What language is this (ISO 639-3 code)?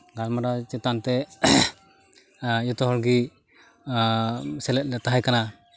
sat